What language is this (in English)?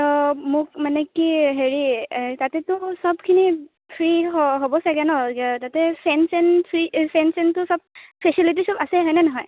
Assamese